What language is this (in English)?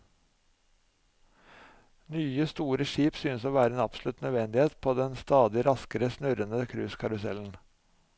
Norwegian